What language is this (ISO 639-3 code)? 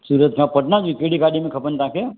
snd